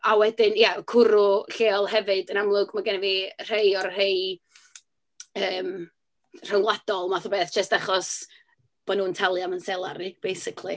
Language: Welsh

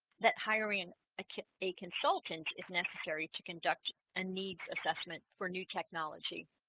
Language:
English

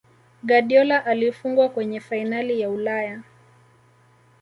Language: Swahili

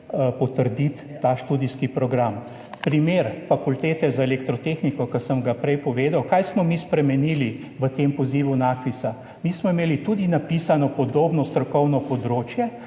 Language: Slovenian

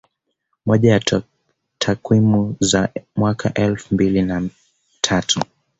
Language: Swahili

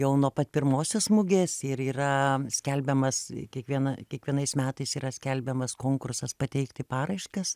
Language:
Lithuanian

